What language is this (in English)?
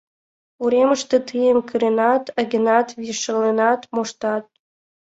Mari